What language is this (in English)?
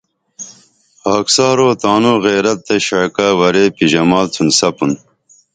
Dameli